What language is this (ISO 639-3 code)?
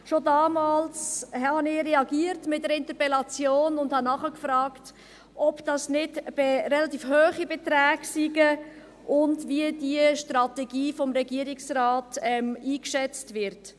gsw